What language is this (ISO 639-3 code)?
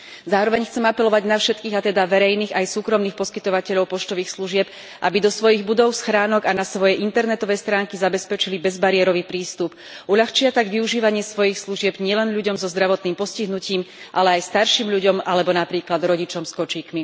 slk